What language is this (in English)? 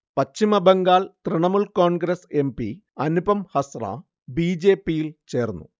Malayalam